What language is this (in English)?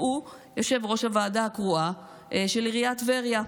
Hebrew